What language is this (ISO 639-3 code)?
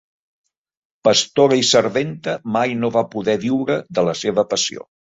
cat